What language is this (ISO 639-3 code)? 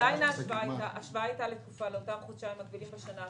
heb